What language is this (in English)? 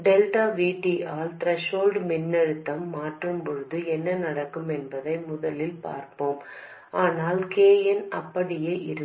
Tamil